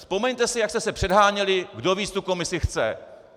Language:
Czech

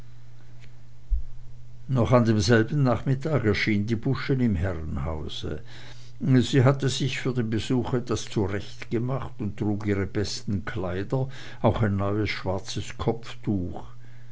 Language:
German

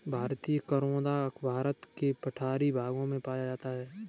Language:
Hindi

